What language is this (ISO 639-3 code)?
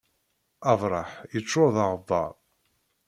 kab